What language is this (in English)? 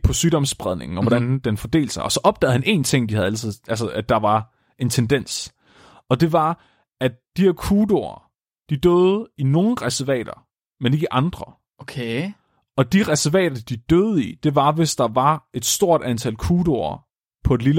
Danish